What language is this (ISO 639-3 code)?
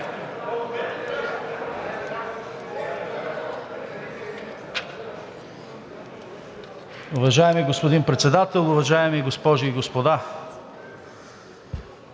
bul